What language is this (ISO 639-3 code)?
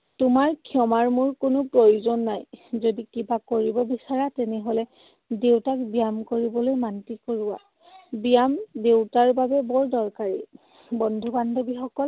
asm